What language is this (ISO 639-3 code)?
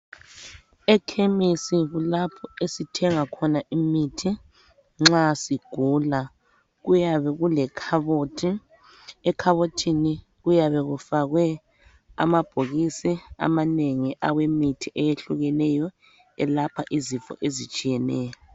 nde